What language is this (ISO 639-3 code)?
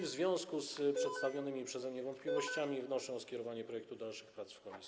pol